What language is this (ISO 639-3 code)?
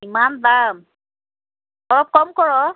asm